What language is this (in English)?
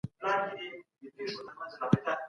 Pashto